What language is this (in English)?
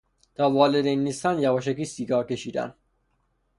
Persian